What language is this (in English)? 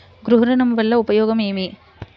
Telugu